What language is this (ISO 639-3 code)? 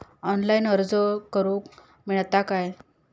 mar